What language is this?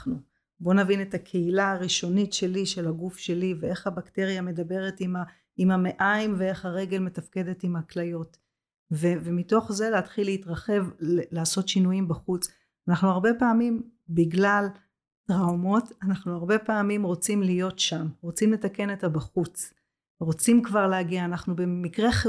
Hebrew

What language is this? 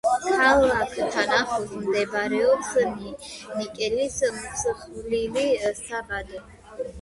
Georgian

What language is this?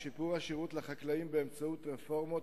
Hebrew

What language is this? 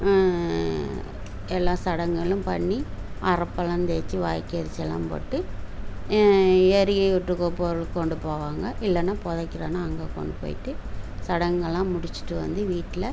Tamil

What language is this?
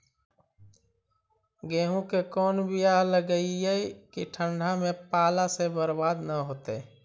Magahi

